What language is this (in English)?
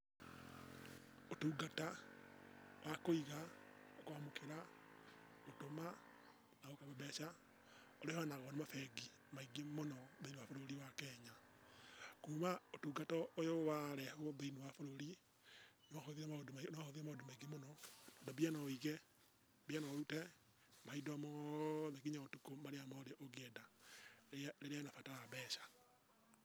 Kikuyu